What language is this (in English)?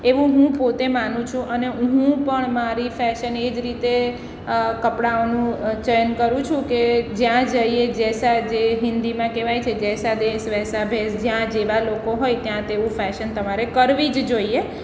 Gujarati